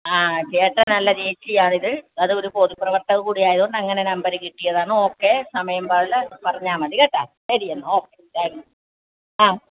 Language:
Malayalam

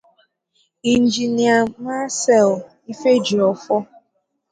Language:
Igbo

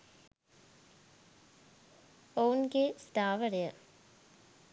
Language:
Sinhala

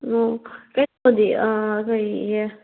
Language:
Manipuri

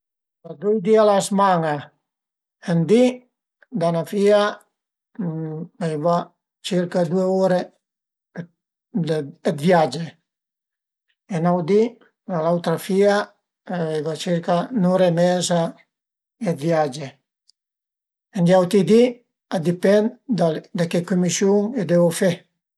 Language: Piedmontese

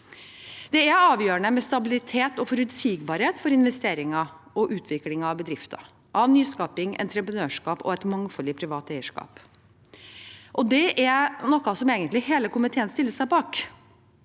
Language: Norwegian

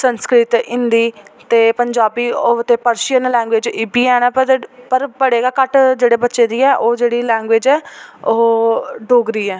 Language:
Dogri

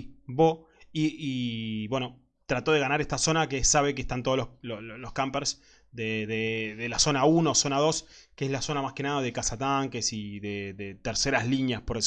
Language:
Spanish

